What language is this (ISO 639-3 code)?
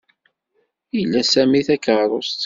kab